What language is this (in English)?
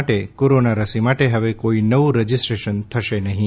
Gujarati